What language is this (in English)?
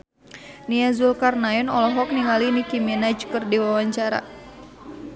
Sundanese